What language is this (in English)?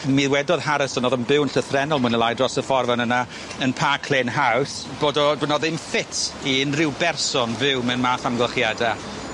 Welsh